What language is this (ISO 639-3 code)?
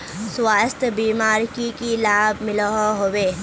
mag